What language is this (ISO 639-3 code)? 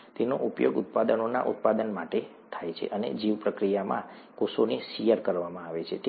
guj